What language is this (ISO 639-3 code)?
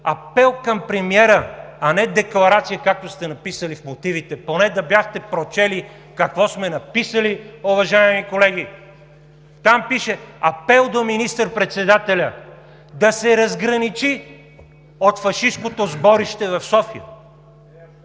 bul